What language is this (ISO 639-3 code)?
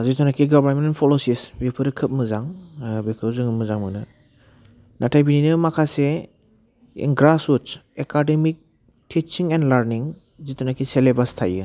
brx